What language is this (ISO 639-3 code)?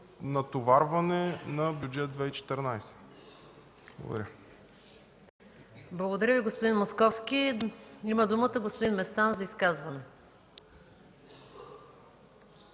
bul